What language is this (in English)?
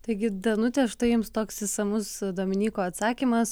Lithuanian